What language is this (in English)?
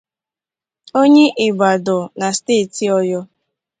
Igbo